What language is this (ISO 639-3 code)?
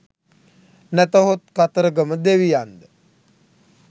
sin